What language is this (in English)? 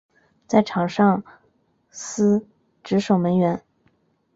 Chinese